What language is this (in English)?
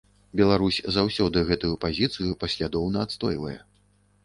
Belarusian